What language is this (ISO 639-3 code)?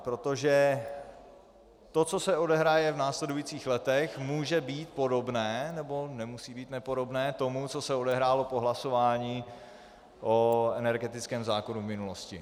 ces